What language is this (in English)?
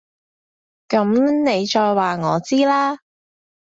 Cantonese